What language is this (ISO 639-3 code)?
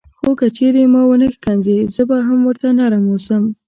pus